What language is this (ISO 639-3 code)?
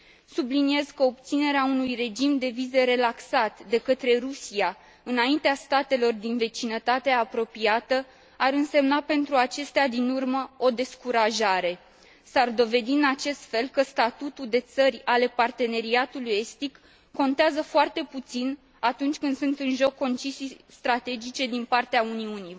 ron